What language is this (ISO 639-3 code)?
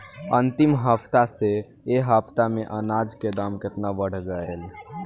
bho